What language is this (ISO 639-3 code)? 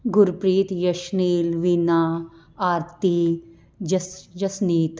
pan